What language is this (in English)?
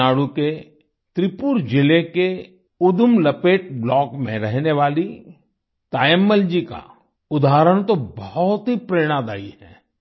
Hindi